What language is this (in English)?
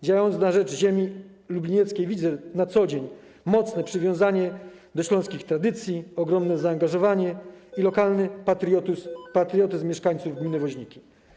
Polish